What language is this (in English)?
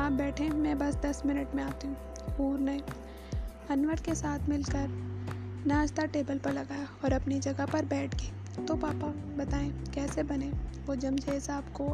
Urdu